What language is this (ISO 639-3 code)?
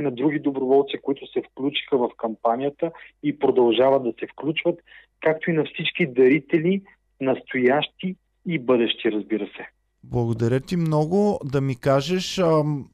bul